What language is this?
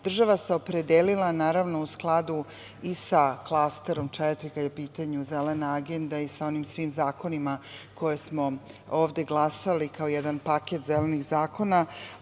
Serbian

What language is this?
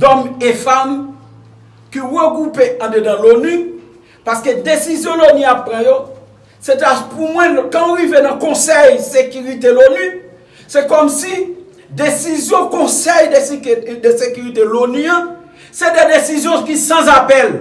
French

